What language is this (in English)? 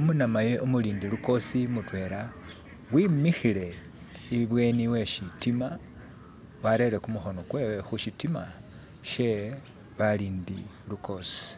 Masaaba